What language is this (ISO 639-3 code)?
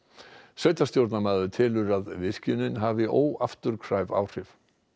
isl